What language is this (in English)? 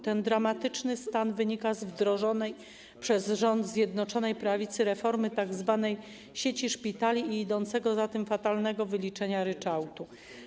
Polish